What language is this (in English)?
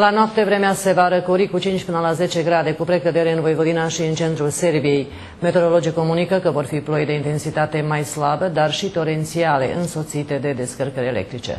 Romanian